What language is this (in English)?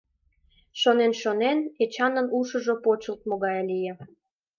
Mari